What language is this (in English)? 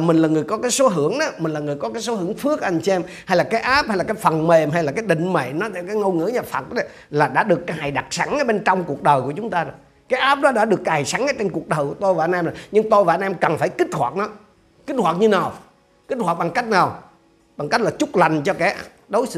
Vietnamese